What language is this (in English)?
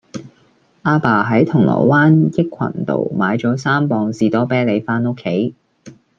Cantonese